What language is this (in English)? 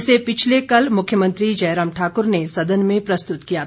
Hindi